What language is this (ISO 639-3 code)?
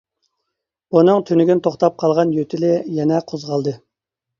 uig